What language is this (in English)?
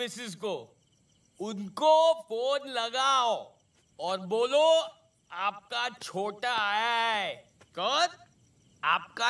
Hindi